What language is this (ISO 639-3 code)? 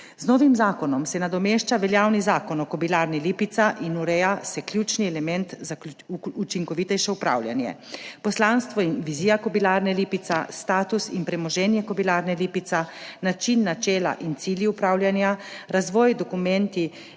slv